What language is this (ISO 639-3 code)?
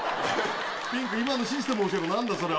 jpn